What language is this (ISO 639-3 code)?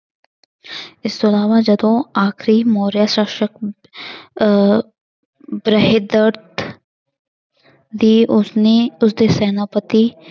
pan